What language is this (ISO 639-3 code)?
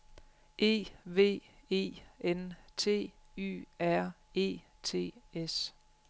dan